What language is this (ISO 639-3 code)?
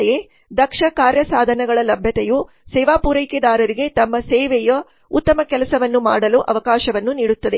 kan